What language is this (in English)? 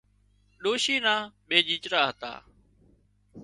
Wadiyara Koli